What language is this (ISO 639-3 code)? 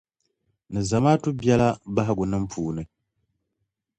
dag